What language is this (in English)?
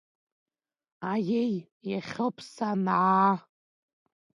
Abkhazian